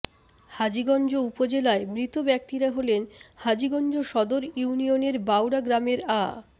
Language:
Bangla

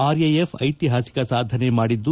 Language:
Kannada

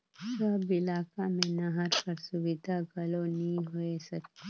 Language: Chhattisgarhi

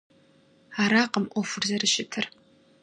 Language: Kabardian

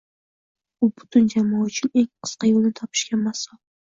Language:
Uzbek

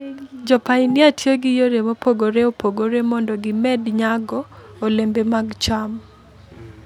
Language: Luo (Kenya and Tanzania)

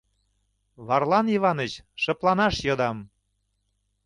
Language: Mari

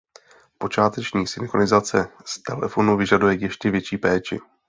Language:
Czech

